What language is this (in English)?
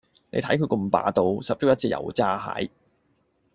Cantonese